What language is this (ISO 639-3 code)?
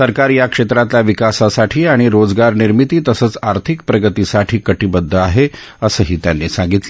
mar